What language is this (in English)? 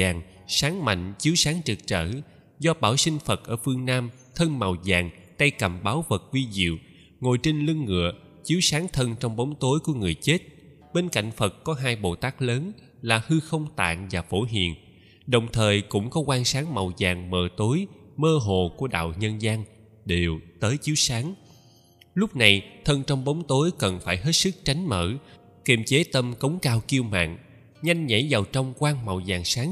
Vietnamese